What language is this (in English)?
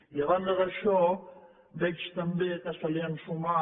Catalan